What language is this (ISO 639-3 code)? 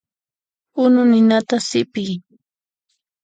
qxp